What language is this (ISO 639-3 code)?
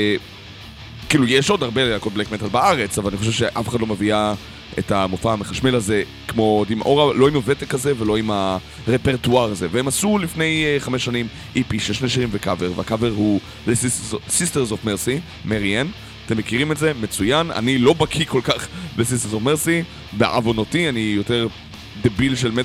heb